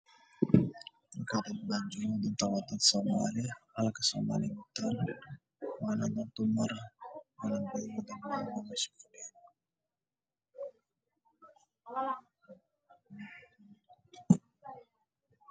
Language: Somali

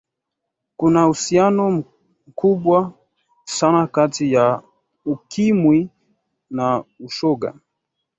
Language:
Swahili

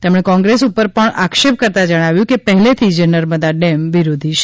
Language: Gujarati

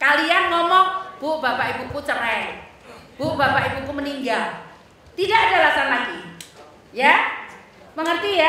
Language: Indonesian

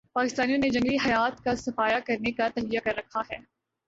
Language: Urdu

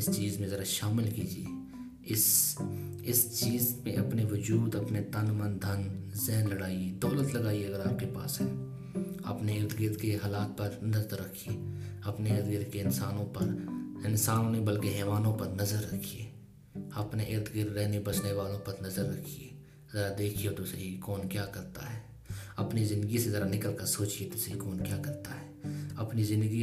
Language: Urdu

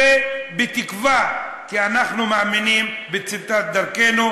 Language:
Hebrew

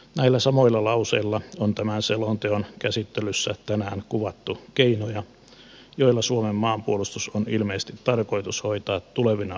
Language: Finnish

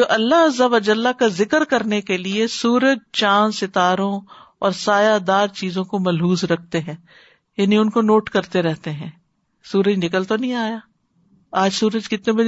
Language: Urdu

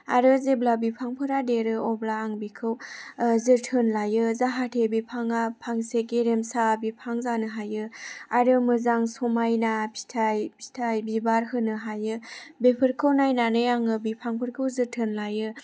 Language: Bodo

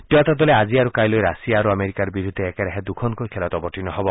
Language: Assamese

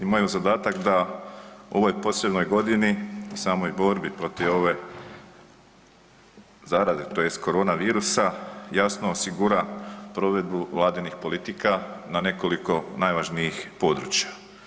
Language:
Croatian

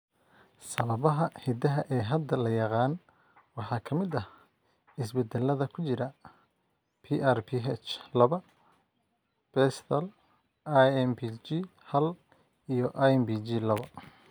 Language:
Somali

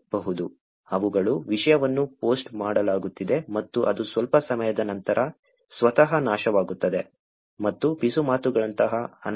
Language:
Kannada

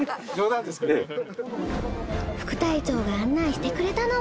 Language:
Japanese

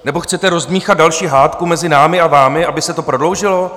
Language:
Czech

